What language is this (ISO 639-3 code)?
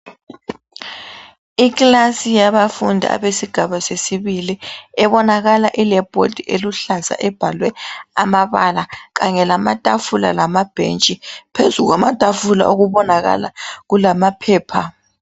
nde